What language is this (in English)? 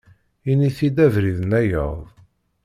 Kabyle